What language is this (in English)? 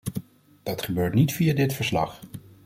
Dutch